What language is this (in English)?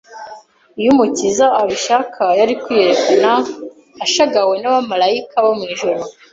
Kinyarwanda